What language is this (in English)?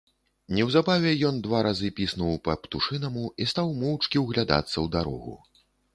Belarusian